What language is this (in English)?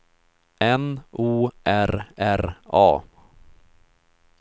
Swedish